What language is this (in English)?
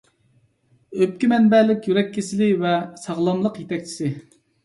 Uyghur